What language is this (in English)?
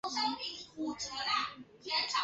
Chinese